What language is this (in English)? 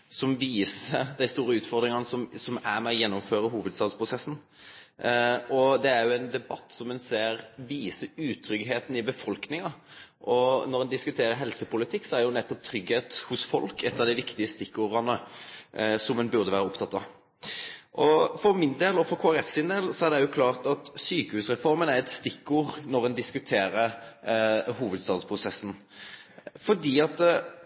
Norwegian Nynorsk